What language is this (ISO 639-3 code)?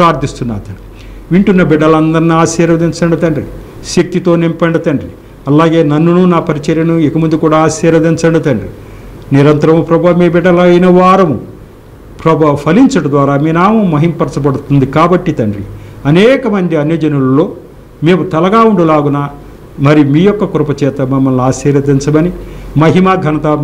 hin